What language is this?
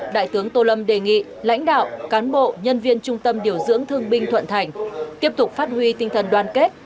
Vietnamese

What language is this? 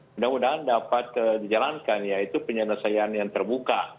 Indonesian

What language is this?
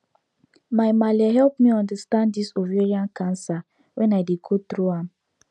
Nigerian Pidgin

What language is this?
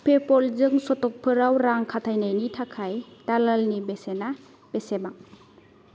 Bodo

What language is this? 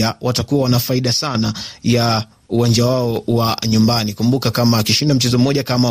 Swahili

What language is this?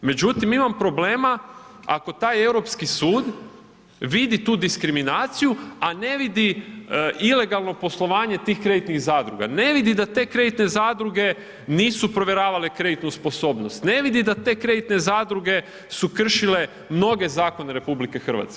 Croatian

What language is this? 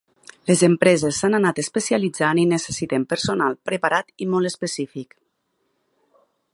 Catalan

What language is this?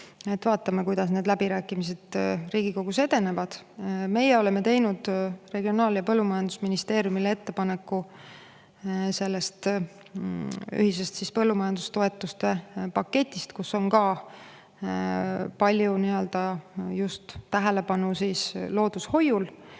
Estonian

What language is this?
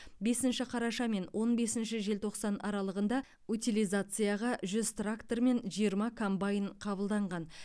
Kazakh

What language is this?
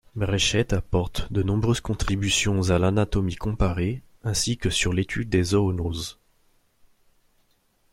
French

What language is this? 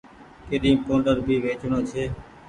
Goaria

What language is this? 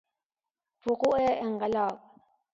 Persian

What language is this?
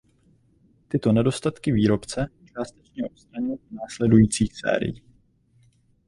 Czech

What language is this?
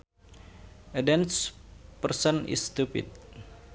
Sundanese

